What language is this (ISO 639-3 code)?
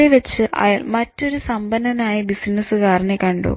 mal